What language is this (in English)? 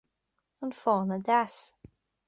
Irish